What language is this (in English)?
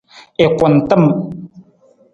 Nawdm